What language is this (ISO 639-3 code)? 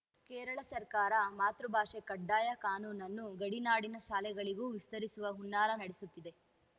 kan